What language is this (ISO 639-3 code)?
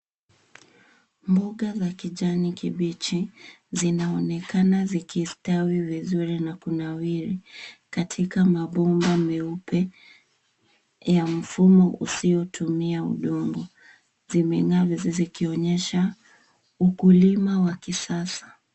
swa